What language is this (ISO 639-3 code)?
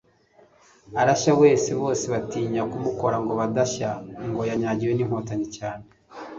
kin